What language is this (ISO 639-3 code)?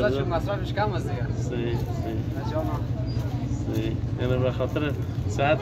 ron